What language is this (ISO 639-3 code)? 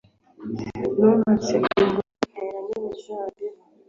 kin